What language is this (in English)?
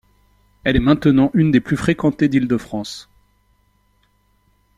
French